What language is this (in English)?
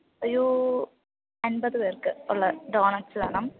Malayalam